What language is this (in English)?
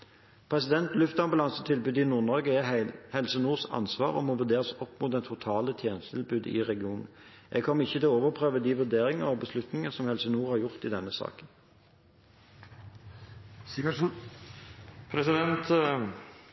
Norwegian Bokmål